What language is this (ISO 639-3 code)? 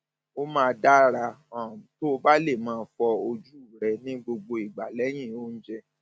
yor